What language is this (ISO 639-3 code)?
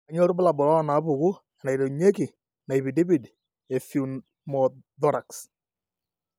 mas